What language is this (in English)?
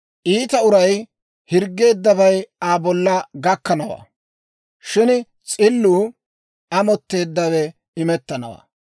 Dawro